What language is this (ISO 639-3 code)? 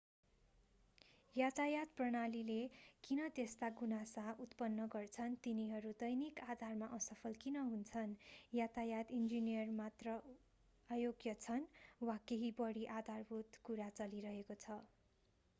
nep